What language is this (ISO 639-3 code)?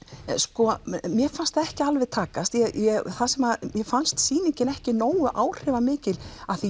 isl